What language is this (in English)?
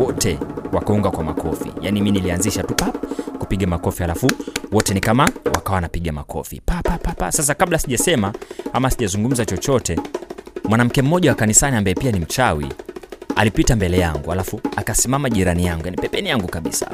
Swahili